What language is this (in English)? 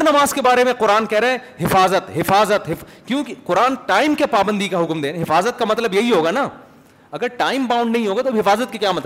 Urdu